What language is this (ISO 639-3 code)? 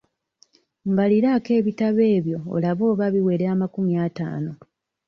lug